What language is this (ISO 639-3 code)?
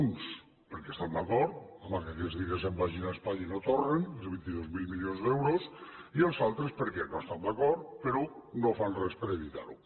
cat